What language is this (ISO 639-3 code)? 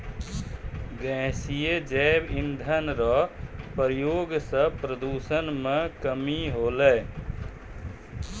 mai